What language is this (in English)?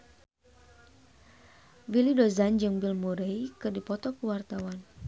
Sundanese